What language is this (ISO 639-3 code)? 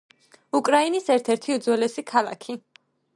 kat